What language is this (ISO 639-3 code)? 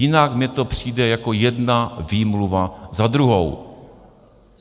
ces